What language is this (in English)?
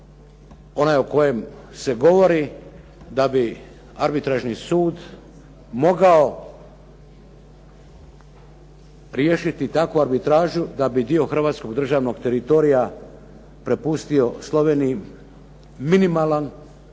Croatian